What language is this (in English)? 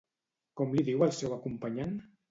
Catalan